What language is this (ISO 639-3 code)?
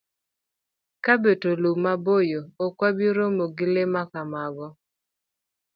luo